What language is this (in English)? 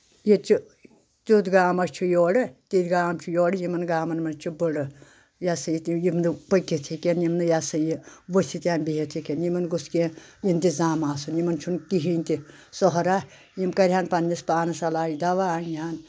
Kashmiri